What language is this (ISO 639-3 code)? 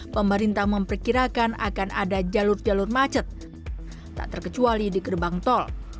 ind